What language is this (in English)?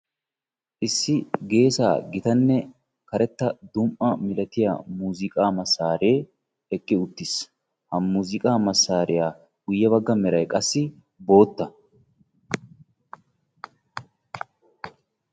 Wolaytta